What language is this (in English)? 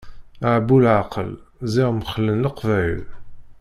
Kabyle